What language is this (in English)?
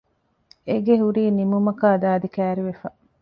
Divehi